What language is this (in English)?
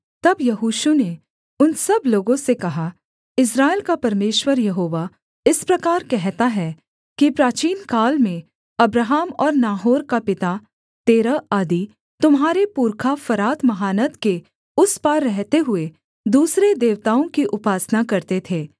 Hindi